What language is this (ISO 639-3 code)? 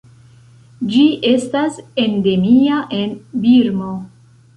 epo